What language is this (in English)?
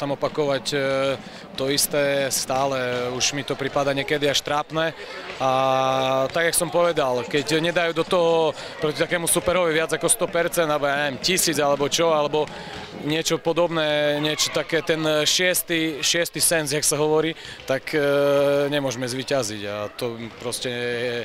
Slovak